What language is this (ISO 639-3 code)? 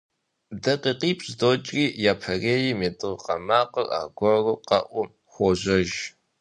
kbd